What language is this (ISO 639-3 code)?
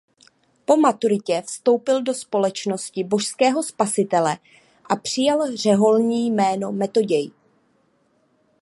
ces